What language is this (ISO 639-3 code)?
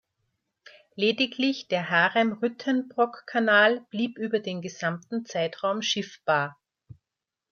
deu